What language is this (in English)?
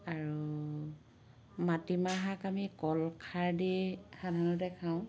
Assamese